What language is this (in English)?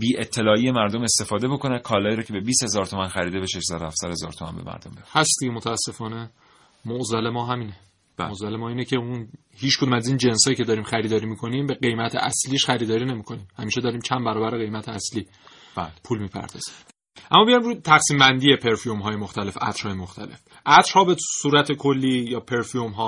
Persian